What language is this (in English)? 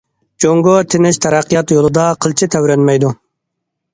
Uyghur